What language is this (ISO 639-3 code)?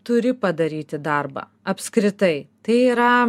lit